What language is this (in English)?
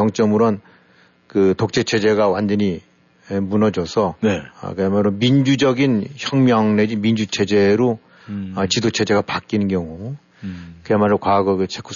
Korean